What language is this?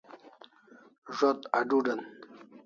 Kalasha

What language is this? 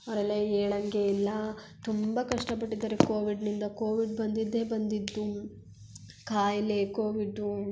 Kannada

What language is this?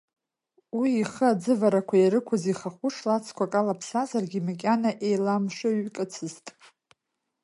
Abkhazian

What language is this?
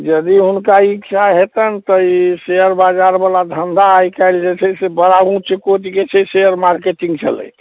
Maithili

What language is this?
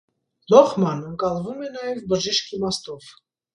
Armenian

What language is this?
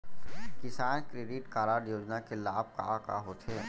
Chhattisgarhi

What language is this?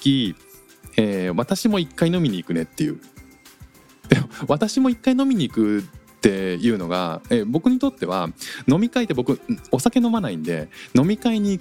Japanese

